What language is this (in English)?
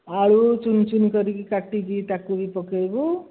Odia